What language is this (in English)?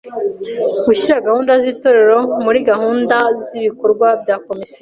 Kinyarwanda